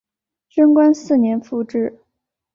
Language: Chinese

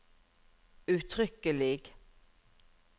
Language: Norwegian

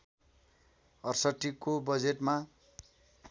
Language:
Nepali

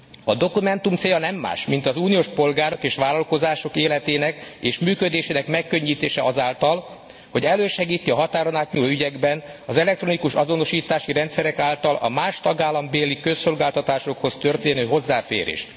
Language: Hungarian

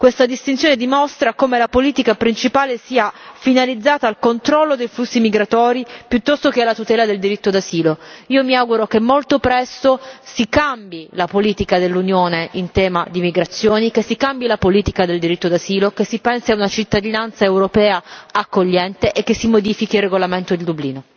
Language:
Italian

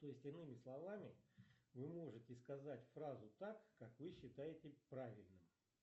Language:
Russian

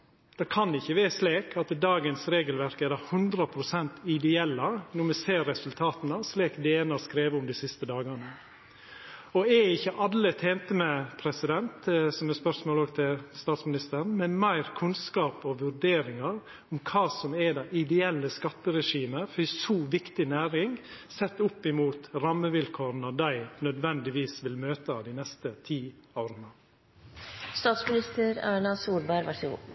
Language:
Norwegian Nynorsk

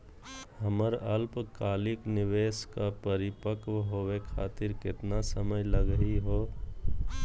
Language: Magahi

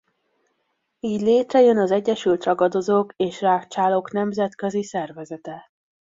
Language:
Hungarian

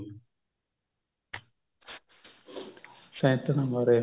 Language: Punjabi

